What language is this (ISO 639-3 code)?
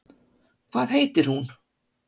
isl